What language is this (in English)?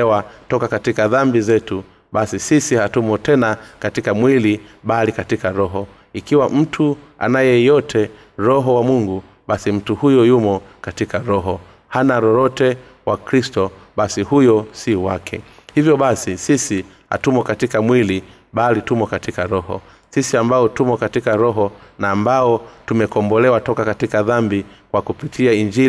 Swahili